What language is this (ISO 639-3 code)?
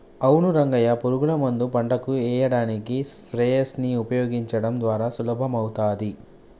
tel